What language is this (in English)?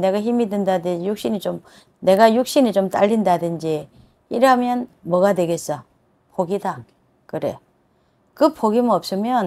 Korean